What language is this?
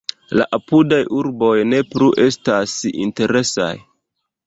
Esperanto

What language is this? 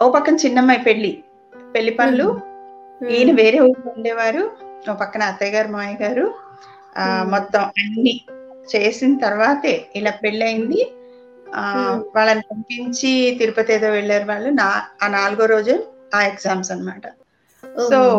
Telugu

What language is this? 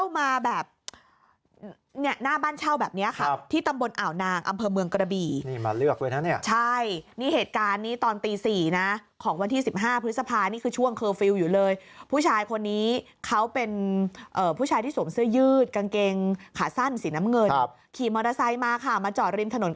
Thai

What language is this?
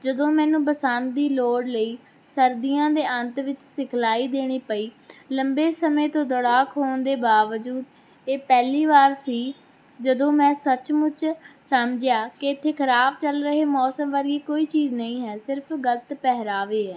Punjabi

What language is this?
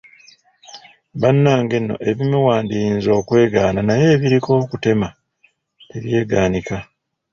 Ganda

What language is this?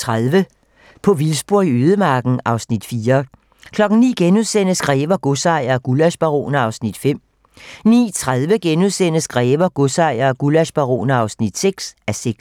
Danish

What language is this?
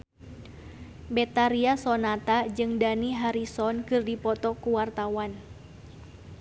Sundanese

